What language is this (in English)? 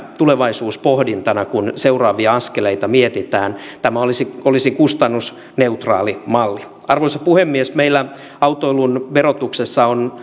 Finnish